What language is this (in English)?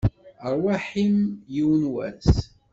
Kabyle